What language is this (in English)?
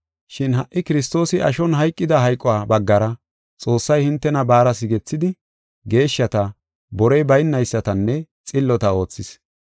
Gofa